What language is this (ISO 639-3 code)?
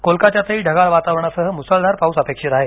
mar